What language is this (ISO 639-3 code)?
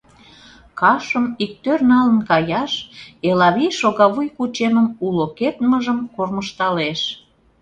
chm